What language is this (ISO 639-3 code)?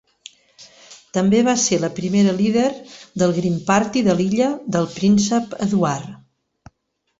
cat